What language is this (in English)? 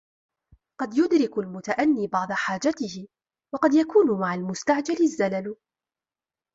Arabic